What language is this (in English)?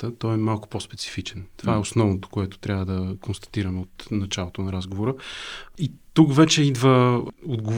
Bulgarian